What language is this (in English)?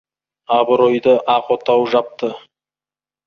Kazakh